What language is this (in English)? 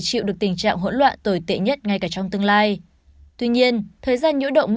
Vietnamese